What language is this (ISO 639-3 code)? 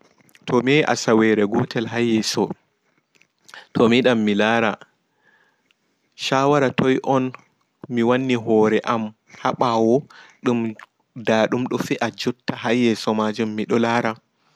ful